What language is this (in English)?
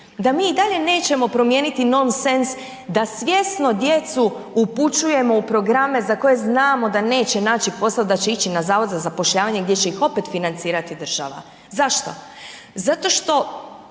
Croatian